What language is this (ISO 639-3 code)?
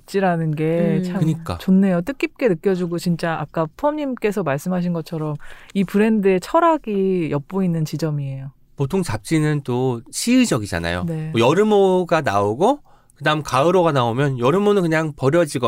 kor